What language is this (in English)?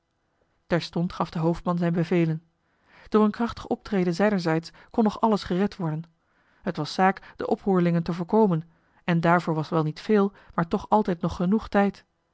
Dutch